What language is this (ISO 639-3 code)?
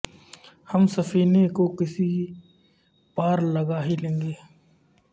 urd